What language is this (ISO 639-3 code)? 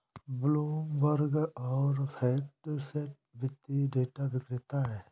hin